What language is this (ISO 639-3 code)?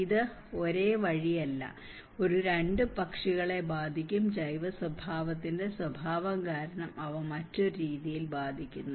mal